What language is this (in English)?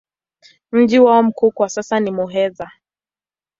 Swahili